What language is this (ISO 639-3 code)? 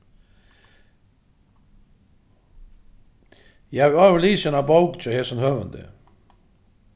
fao